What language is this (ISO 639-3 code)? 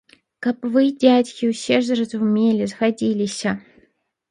bel